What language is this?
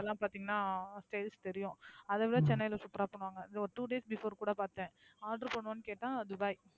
Tamil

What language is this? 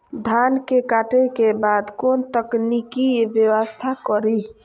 Maithili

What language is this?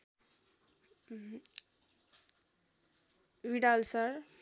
Nepali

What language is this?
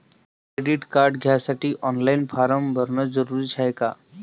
Marathi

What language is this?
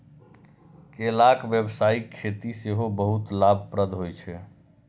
Maithili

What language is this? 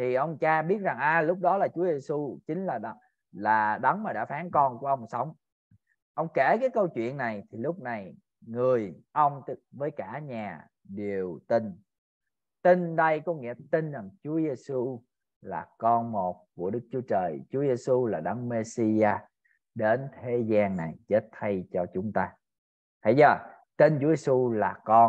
Vietnamese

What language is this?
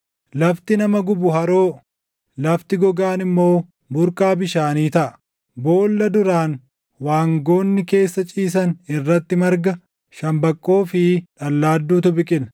Oromo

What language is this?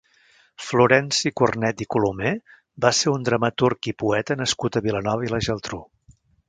Catalan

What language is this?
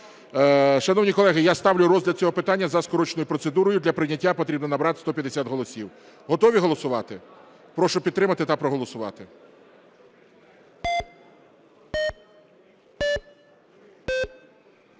Ukrainian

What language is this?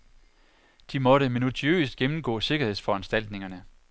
Danish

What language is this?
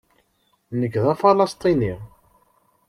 Kabyle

